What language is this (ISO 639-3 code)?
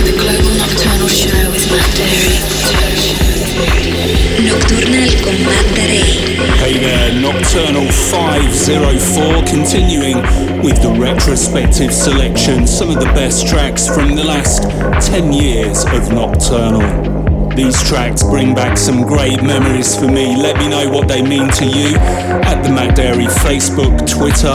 eng